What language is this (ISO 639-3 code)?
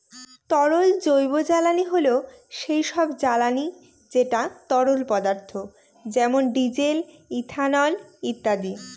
ben